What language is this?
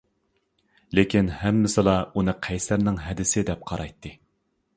Uyghur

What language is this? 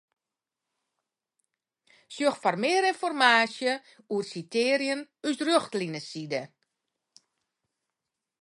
Western Frisian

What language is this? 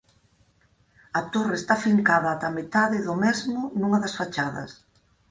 Galician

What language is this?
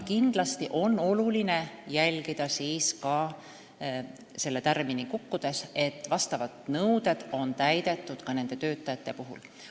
Estonian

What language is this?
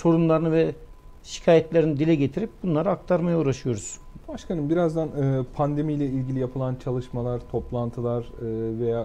Turkish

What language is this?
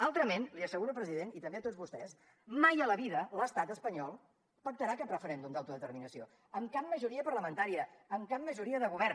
Catalan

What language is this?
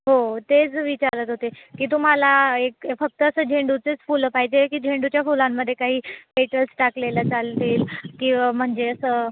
Marathi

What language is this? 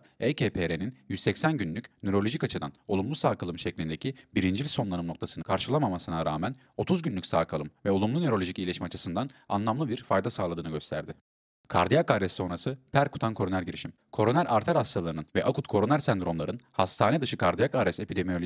Turkish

